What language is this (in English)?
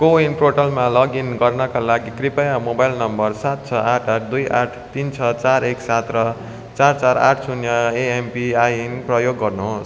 Nepali